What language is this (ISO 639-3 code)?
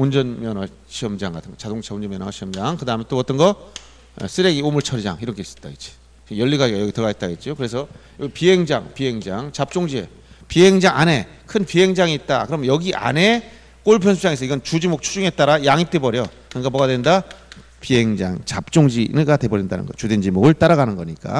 kor